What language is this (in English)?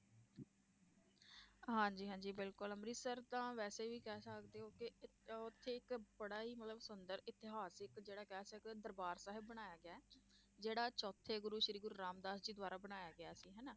Punjabi